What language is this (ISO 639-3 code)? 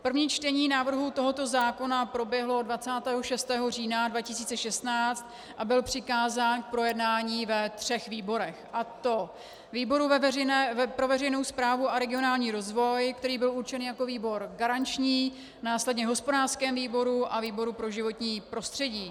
ces